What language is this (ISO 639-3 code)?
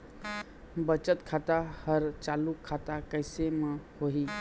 hne